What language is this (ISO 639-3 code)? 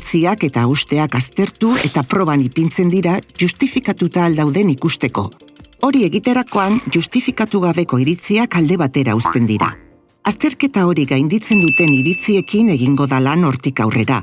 eus